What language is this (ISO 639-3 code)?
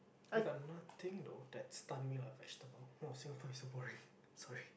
eng